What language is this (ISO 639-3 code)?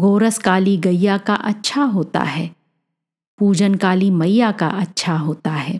hin